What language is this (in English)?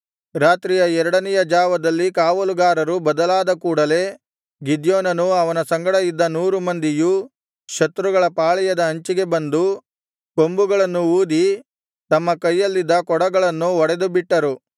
Kannada